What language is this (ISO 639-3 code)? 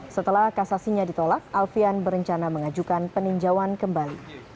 ind